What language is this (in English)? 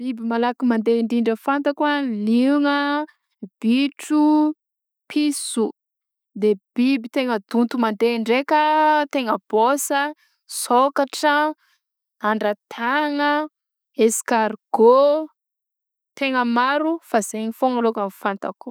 Southern Betsimisaraka Malagasy